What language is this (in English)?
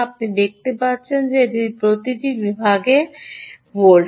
Bangla